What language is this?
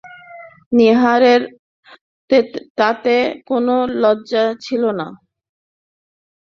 Bangla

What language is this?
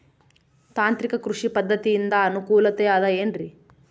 Kannada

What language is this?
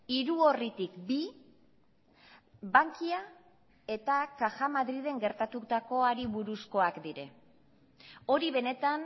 Basque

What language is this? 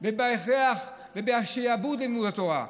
Hebrew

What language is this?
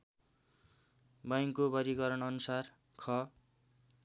Nepali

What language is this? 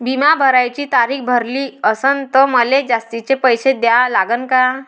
Marathi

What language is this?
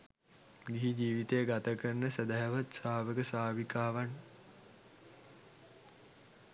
Sinhala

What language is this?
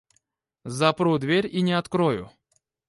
Russian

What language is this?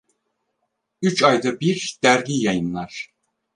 Turkish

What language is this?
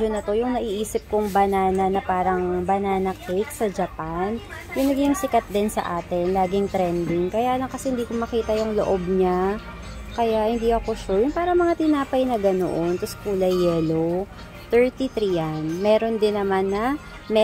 Filipino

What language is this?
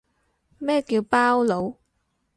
Cantonese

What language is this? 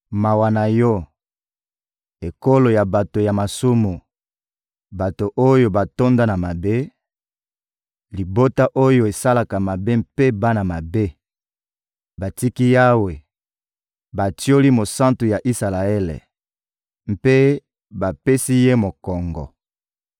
Lingala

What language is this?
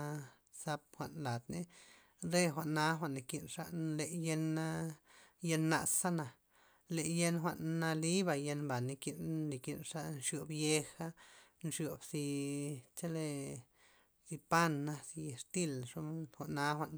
Loxicha Zapotec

